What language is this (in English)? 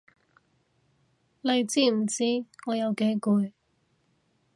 Cantonese